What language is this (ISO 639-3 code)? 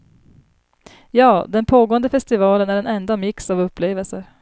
swe